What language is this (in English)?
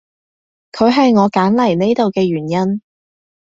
Cantonese